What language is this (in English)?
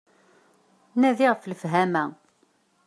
Kabyle